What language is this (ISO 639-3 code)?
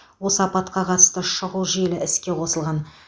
kaz